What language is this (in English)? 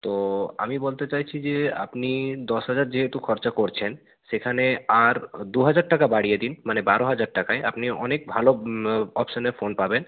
Bangla